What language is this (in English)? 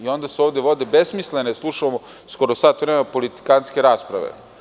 Serbian